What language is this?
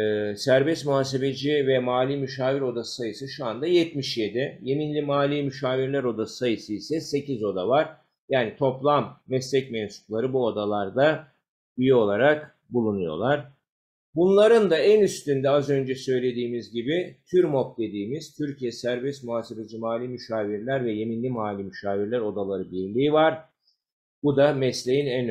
Turkish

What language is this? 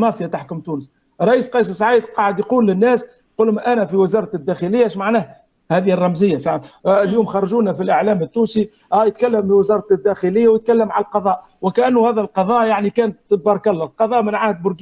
Arabic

